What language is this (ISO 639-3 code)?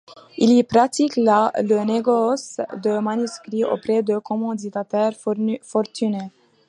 fra